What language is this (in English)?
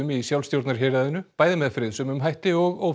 Icelandic